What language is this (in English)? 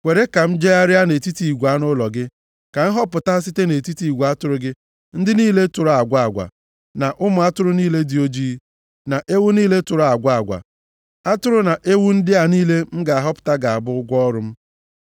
Igbo